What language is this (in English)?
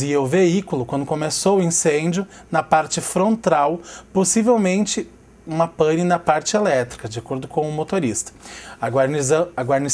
Portuguese